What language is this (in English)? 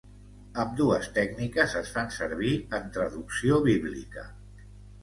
Catalan